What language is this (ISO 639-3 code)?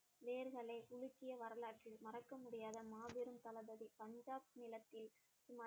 tam